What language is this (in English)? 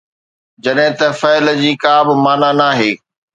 Sindhi